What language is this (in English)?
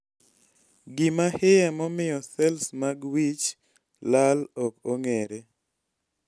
Luo (Kenya and Tanzania)